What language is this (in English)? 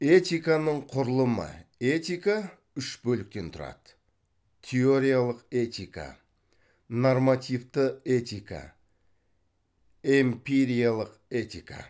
Kazakh